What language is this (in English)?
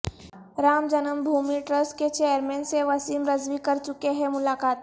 Urdu